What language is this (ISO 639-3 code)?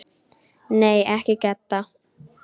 isl